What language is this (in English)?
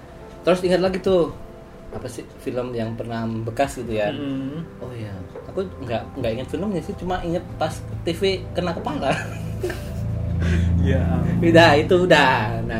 Indonesian